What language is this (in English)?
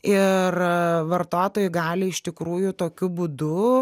Lithuanian